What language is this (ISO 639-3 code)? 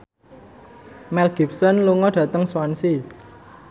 jav